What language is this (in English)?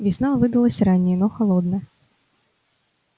Russian